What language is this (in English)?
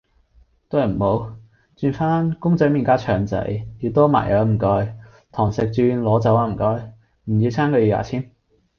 Cantonese